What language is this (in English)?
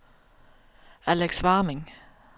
Danish